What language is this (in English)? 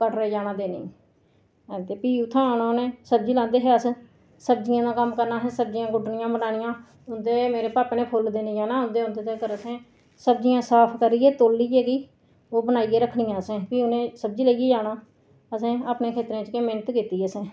Dogri